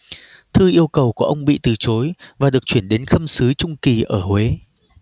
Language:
Vietnamese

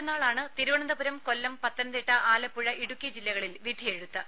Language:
Malayalam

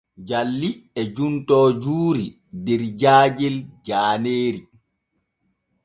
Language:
Borgu Fulfulde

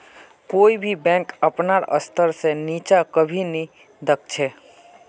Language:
Magahi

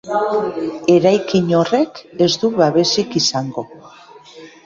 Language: Basque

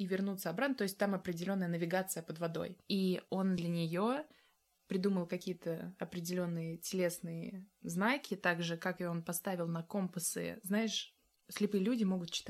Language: Russian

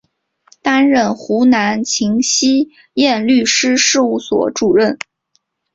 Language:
Chinese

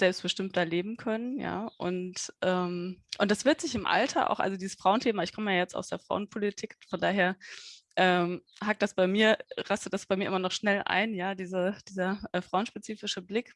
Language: German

